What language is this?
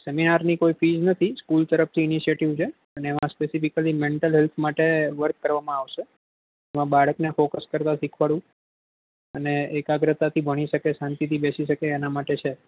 Gujarati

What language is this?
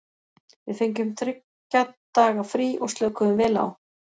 Icelandic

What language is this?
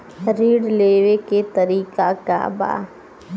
Bhojpuri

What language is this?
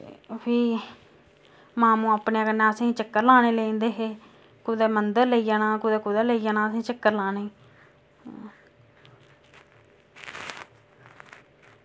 Dogri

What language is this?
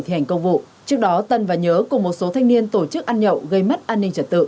Vietnamese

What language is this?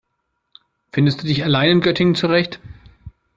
German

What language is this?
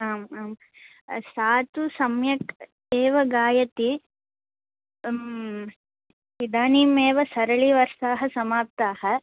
Sanskrit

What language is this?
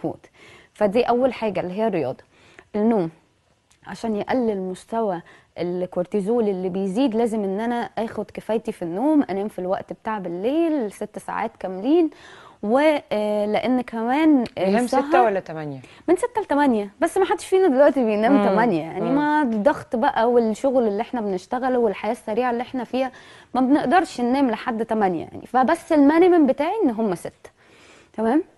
Arabic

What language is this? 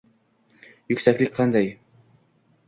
Uzbek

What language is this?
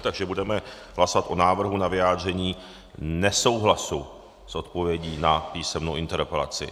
Czech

